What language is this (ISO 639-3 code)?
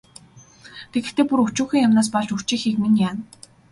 mon